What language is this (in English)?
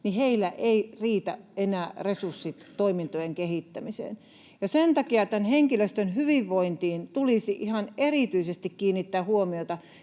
Finnish